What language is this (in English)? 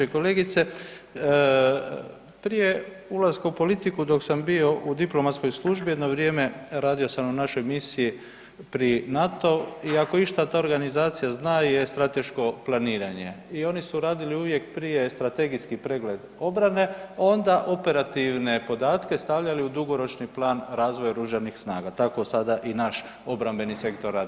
Croatian